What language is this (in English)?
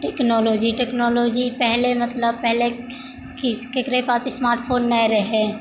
Maithili